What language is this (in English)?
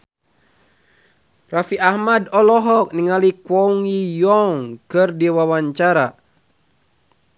Sundanese